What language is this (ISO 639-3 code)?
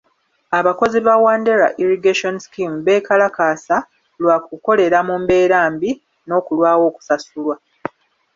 lug